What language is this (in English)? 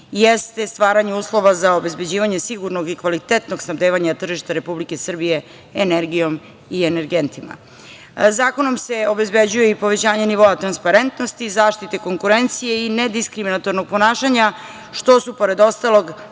Serbian